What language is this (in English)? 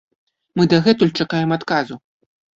Belarusian